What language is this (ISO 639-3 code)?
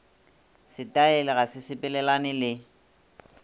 nso